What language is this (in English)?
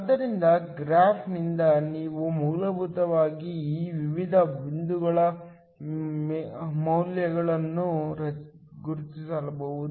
Kannada